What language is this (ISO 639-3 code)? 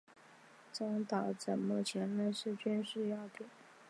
zho